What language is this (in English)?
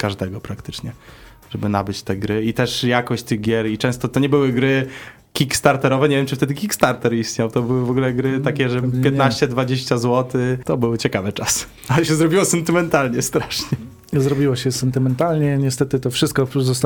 Polish